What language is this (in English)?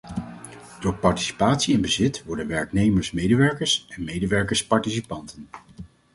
Dutch